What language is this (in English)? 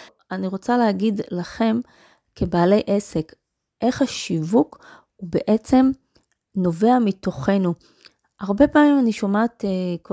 Hebrew